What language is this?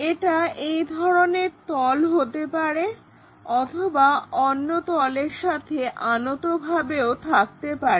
Bangla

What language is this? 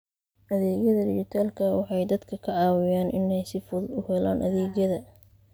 Somali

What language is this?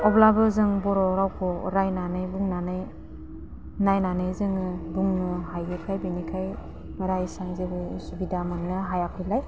Bodo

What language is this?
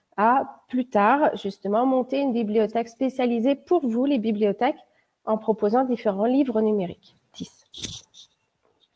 French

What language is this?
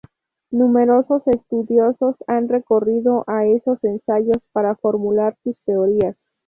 Spanish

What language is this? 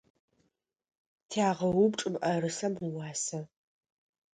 Adyghe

